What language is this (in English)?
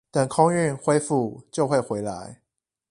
Chinese